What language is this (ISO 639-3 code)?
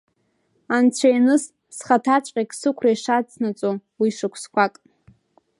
abk